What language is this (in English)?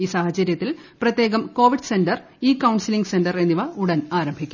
Malayalam